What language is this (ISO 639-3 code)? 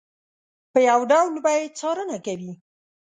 pus